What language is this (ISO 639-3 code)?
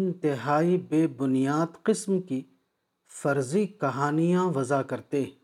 urd